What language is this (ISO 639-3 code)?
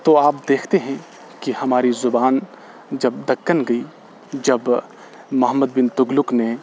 urd